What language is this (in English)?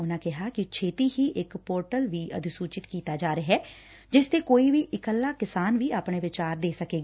Punjabi